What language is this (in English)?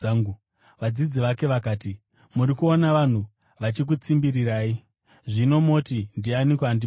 Shona